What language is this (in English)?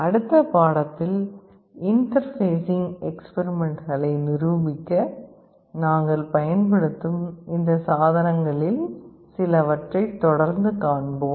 Tamil